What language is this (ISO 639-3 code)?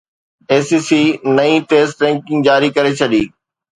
snd